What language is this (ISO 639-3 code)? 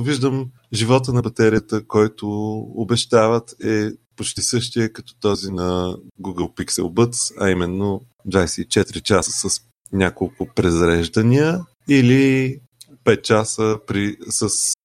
bul